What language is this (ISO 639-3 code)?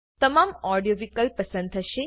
guj